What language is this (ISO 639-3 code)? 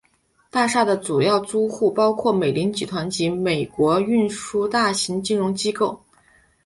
zho